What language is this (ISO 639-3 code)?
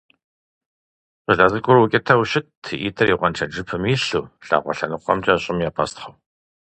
kbd